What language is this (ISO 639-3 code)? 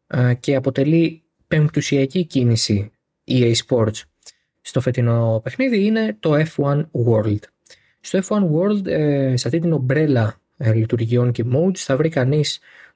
ell